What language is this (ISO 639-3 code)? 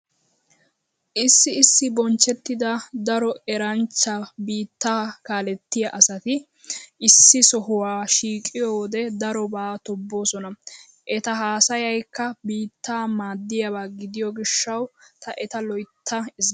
wal